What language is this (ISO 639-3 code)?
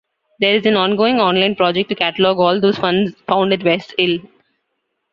eng